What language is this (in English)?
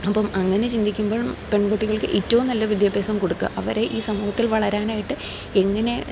Malayalam